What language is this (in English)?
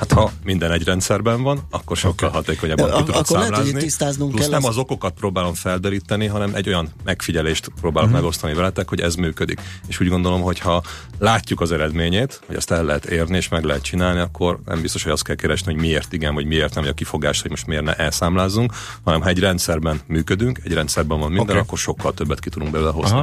Hungarian